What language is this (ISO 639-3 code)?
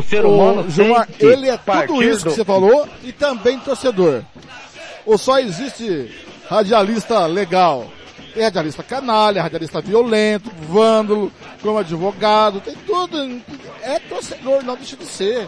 por